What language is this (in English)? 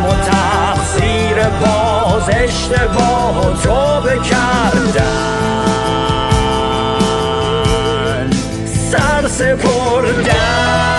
Persian